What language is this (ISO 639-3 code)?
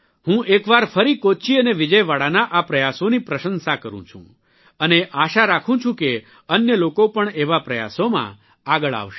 guj